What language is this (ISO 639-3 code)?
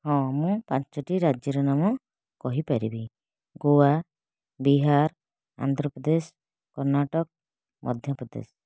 ori